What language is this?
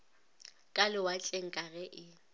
Northern Sotho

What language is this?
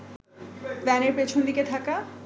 Bangla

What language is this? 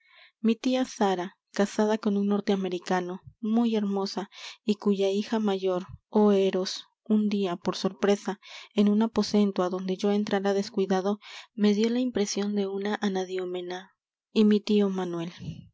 Spanish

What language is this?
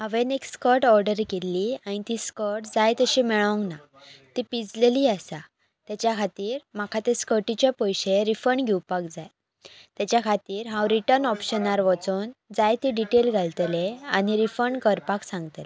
Konkani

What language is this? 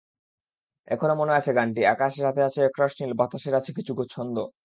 Bangla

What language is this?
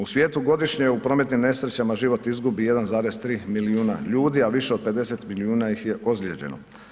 Croatian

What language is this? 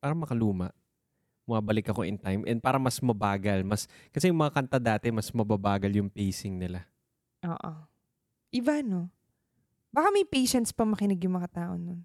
Filipino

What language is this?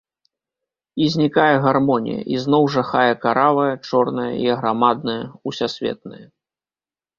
Belarusian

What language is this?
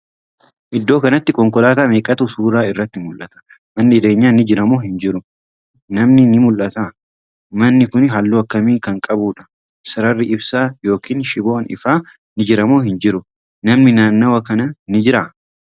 Oromo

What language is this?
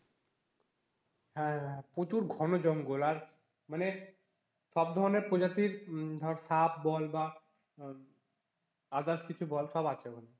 Bangla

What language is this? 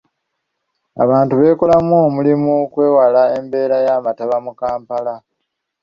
Ganda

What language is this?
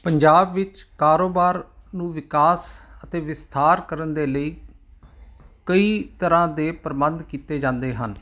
Punjabi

